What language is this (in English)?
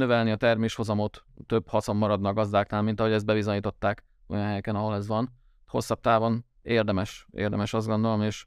Hungarian